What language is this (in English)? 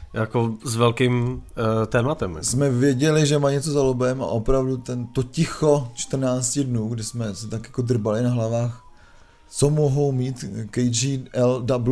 Czech